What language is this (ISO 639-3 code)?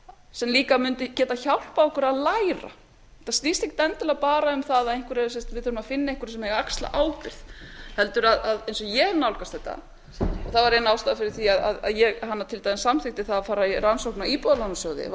isl